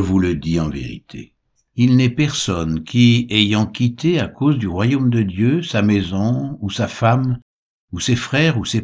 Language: French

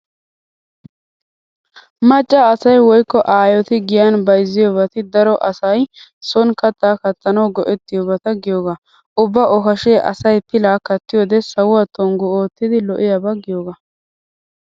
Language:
Wolaytta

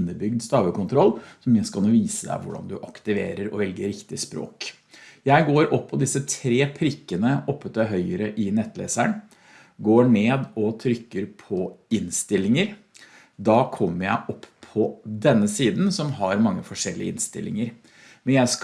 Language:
Norwegian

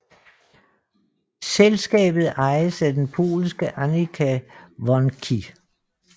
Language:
Danish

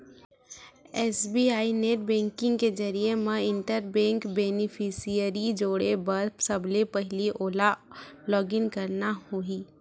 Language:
Chhattisgarhi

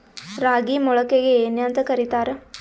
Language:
Kannada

